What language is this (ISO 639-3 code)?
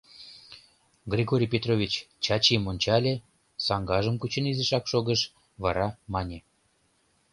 chm